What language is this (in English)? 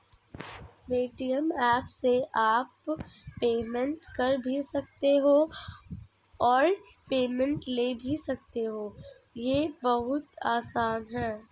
Hindi